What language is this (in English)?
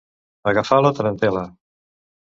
Catalan